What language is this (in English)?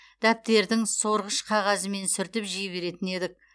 Kazakh